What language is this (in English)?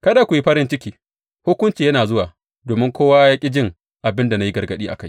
Hausa